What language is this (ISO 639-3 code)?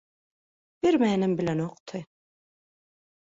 tuk